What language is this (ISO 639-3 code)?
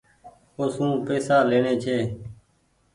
gig